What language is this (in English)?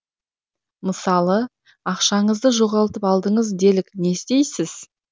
Kazakh